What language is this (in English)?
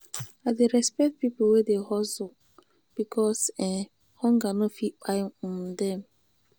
Nigerian Pidgin